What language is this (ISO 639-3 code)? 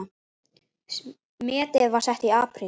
isl